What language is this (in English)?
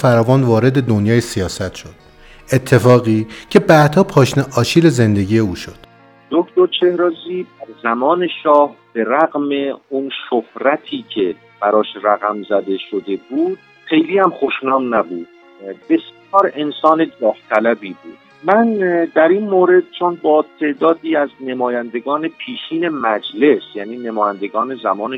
Persian